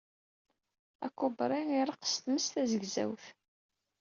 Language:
Kabyle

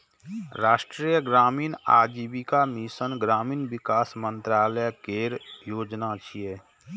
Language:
Maithili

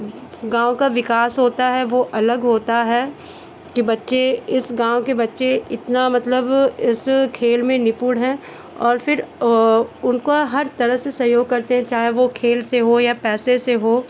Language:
Hindi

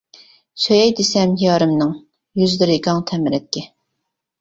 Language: Uyghur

